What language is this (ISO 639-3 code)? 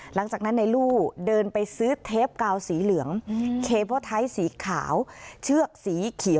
tha